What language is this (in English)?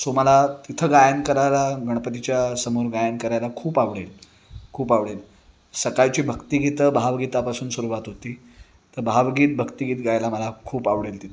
Marathi